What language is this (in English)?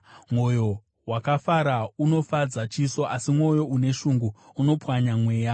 Shona